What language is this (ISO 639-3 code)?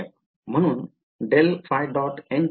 mar